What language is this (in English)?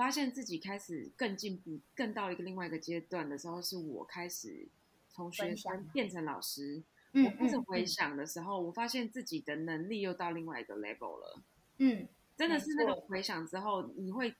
Chinese